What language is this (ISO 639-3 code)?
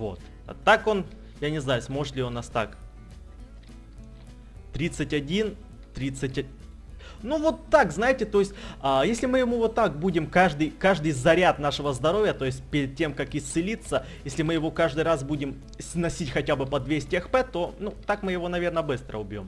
rus